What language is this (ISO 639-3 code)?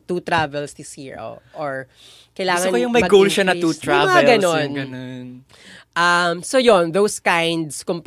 fil